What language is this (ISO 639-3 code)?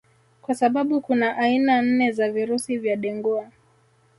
swa